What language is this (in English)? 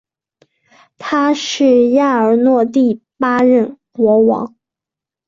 Chinese